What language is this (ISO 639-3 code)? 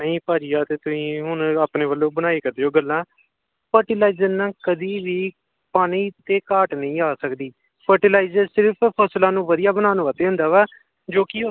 pan